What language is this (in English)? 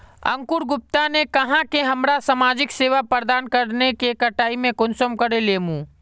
Magahi